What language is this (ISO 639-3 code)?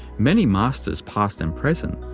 eng